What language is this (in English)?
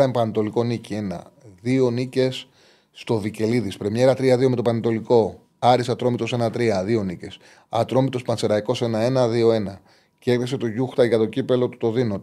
Greek